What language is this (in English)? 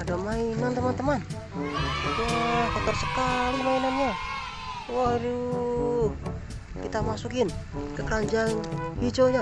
Indonesian